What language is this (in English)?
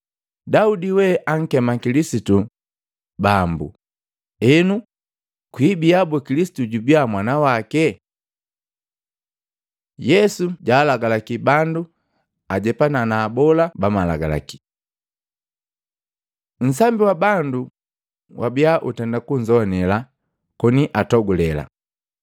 Matengo